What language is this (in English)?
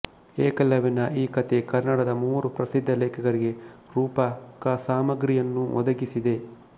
Kannada